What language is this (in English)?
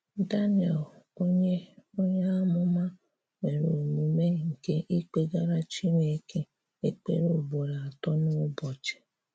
Igbo